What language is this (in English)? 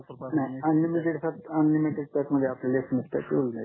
Marathi